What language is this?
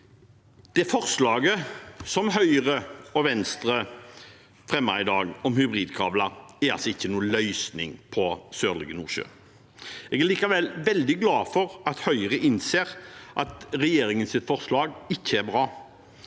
Norwegian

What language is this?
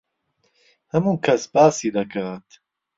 Central Kurdish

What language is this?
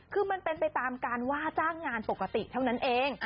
Thai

